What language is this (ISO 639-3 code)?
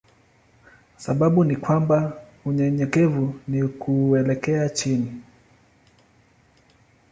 swa